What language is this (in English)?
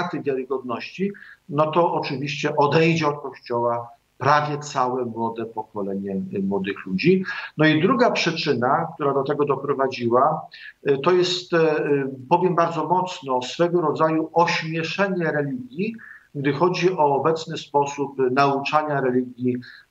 Polish